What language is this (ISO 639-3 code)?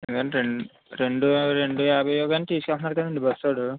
tel